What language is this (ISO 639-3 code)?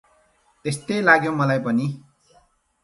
nep